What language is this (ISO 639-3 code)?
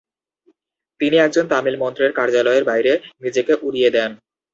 ben